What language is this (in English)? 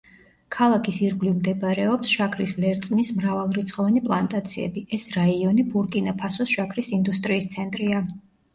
Georgian